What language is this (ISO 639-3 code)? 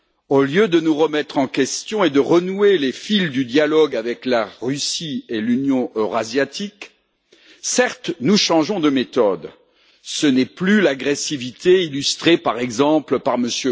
fra